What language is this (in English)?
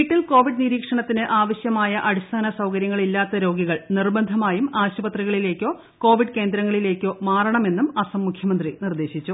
Malayalam